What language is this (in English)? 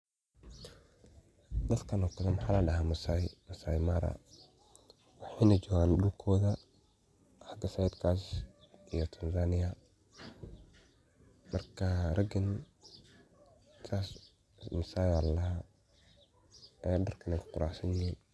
Somali